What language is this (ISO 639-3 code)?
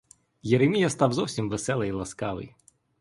ukr